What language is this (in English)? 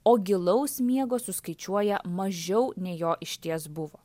Lithuanian